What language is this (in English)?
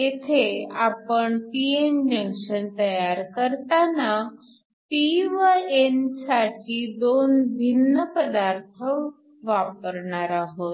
Marathi